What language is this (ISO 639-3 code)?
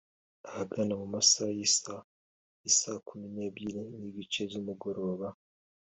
kin